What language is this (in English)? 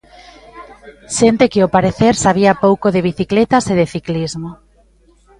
Galician